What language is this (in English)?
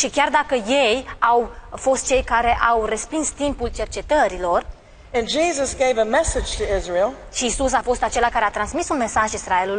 Romanian